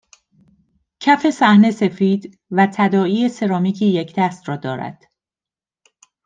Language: Persian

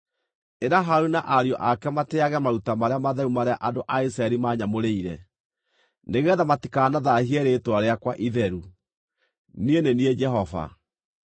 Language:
Kikuyu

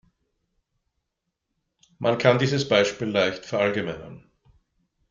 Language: German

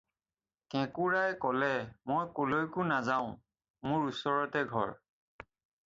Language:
Assamese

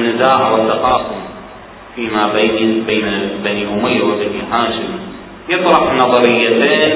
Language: Arabic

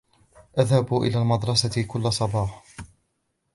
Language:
Arabic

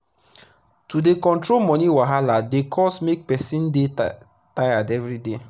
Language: Nigerian Pidgin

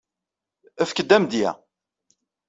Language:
Kabyle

